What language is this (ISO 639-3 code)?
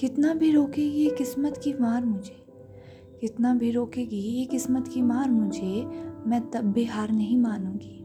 hin